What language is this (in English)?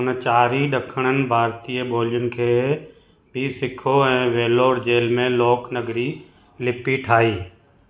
Sindhi